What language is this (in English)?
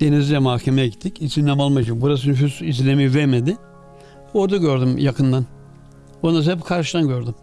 Turkish